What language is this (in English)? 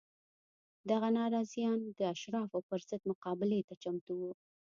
Pashto